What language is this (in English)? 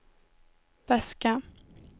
Swedish